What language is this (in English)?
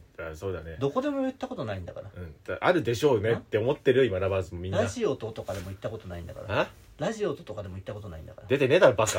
Japanese